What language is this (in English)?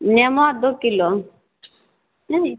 Maithili